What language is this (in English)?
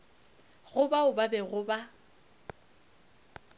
Northern Sotho